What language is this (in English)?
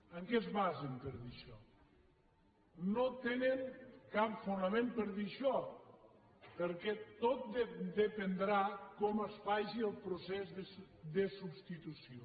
Catalan